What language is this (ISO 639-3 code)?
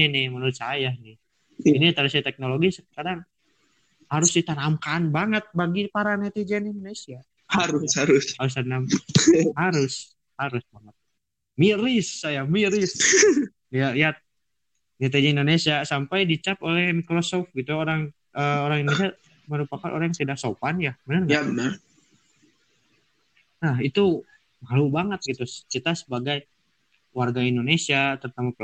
ind